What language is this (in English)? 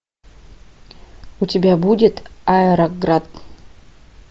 Russian